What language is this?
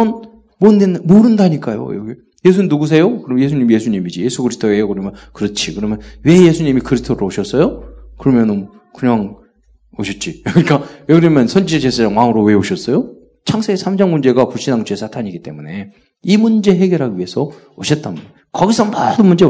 Korean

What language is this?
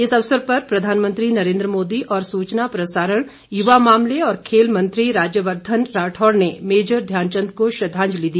Hindi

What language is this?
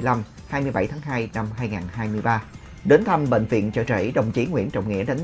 Vietnamese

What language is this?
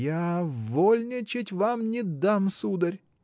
Russian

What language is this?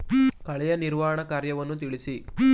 Kannada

